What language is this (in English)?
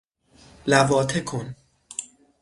Persian